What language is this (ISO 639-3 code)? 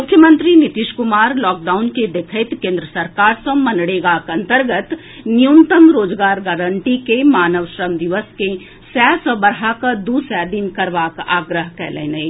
mai